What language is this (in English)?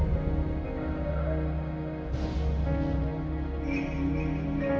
Indonesian